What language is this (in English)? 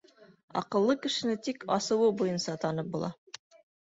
Bashkir